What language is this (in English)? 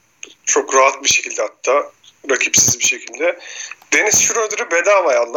Turkish